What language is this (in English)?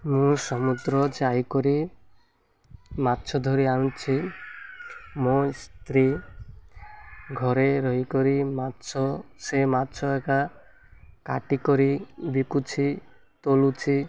Odia